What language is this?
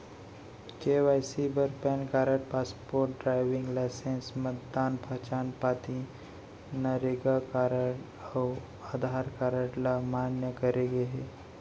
Chhattisgarhi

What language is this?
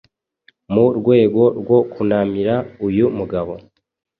Kinyarwanda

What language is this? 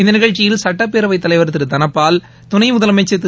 Tamil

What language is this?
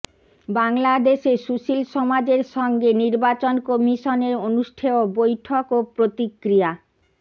Bangla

